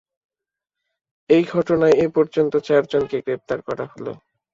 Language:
Bangla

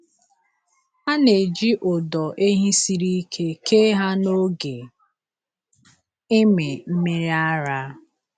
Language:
Igbo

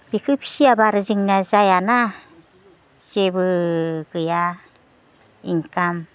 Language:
Bodo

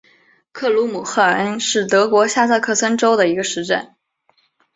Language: Chinese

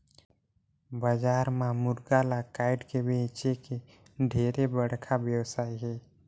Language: Chhattisgarhi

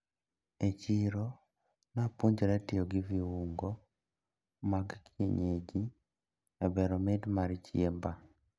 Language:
Luo (Kenya and Tanzania)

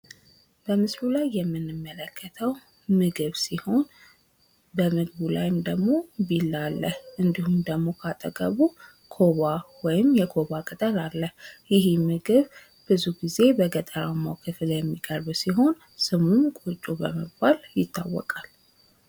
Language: Amharic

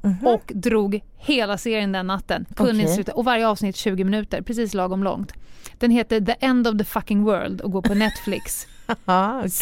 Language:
Swedish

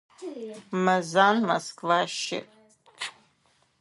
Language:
Adyghe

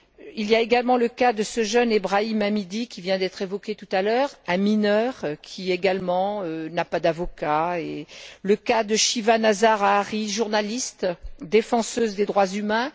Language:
French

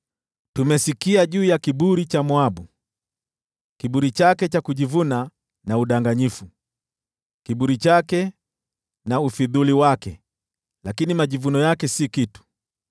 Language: Swahili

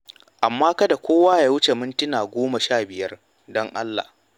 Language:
Hausa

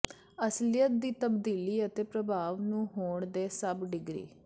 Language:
Punjabi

